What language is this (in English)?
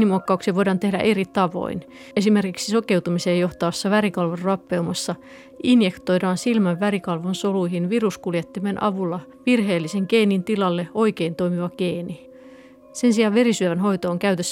Finnish